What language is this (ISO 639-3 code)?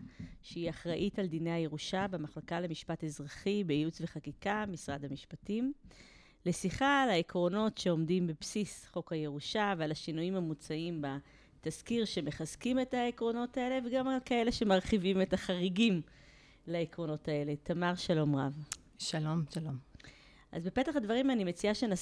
heb